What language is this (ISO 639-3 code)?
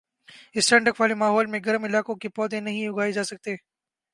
urd